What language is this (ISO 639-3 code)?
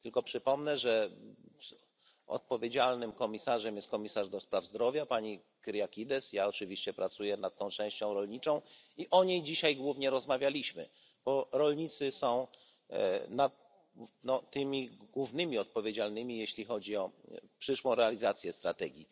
pol